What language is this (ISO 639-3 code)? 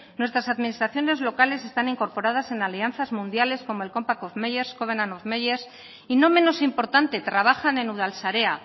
spa